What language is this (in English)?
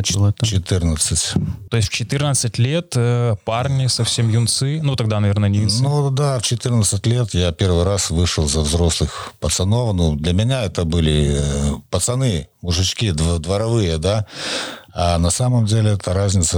Russian